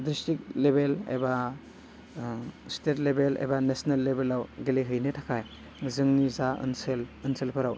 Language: Bodo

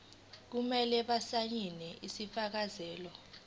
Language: Zulu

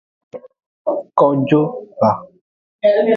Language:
Aja (Benin)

